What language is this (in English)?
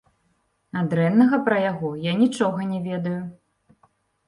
Belarusian